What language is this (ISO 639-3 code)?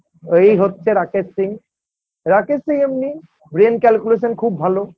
ben